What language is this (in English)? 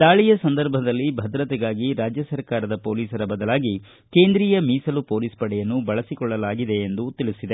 Kannada